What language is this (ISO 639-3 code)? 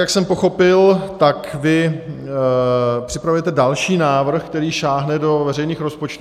ces